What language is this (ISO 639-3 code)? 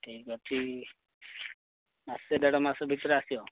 ori